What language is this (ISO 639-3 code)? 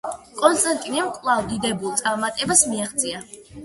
kat